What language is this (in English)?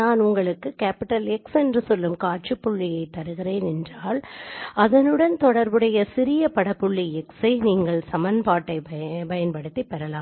Tamil